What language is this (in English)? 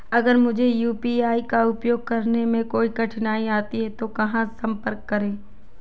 Hindi